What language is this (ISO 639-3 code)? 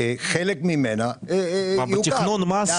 heb